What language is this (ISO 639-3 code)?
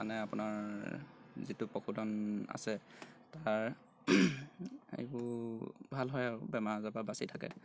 asm